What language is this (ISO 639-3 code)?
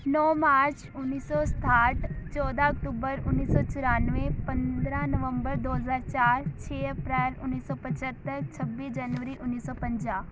pan